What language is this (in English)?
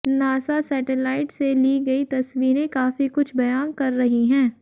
Hindi